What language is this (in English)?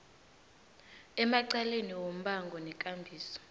South Ndebele